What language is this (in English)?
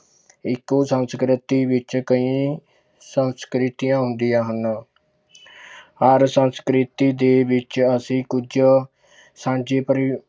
Punjabi